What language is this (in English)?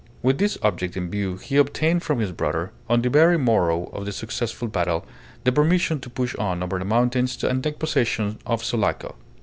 English